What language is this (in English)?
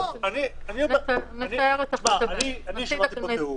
Hebrew